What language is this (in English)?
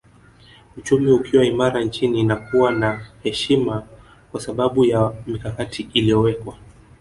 Swahili